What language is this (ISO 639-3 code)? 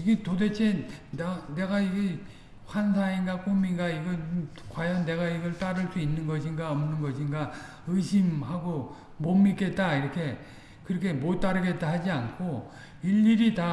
kor